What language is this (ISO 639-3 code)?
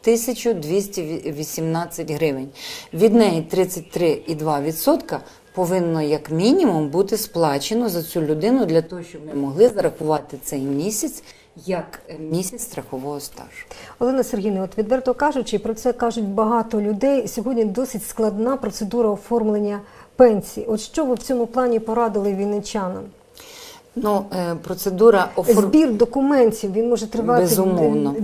ukr